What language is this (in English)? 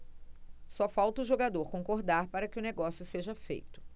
Portuguese